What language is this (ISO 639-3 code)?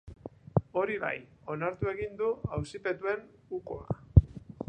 eus